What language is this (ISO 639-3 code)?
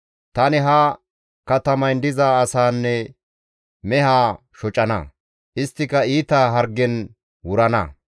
gmv